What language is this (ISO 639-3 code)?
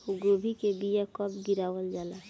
bho